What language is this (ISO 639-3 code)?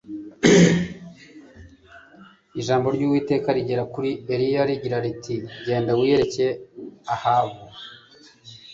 kin